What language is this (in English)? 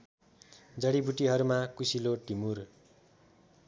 Nepali